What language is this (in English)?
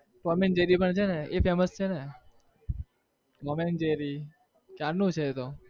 Gujarati